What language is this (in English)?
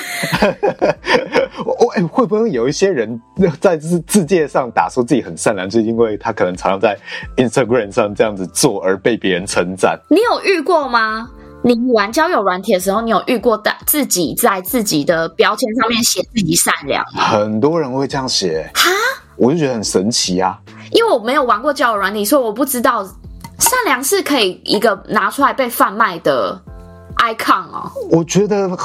Chinese